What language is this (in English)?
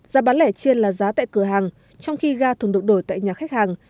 Vietnamese